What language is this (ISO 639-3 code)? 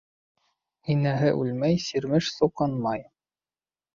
bak